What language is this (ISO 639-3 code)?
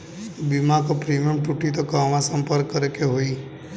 bho